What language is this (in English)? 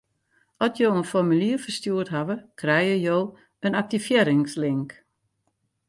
Western Frisian